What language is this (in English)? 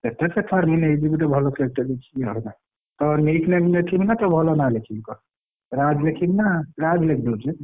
Odia